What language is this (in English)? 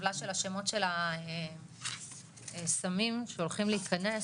Hebrew